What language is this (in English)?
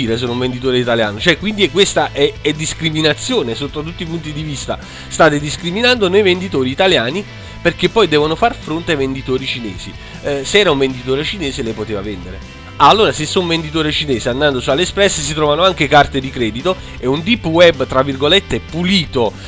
Italian